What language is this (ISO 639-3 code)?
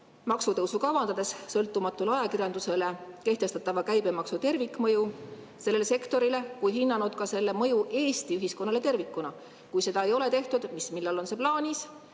est